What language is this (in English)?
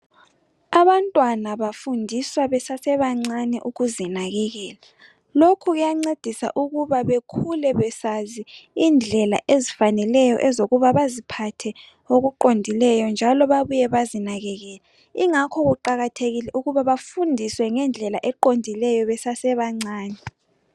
North Ndebele